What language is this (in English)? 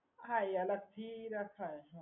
Gujarati